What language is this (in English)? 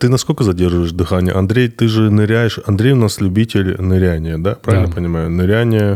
Russian